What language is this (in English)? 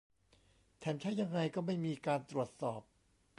Thai